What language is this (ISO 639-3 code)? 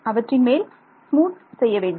tam